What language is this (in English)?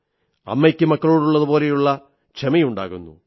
Malayalam